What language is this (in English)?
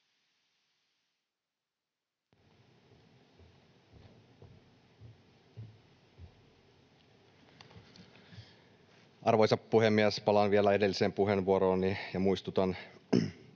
Finnish